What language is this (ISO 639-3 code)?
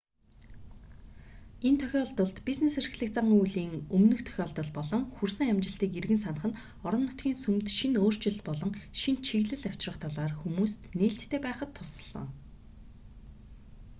mon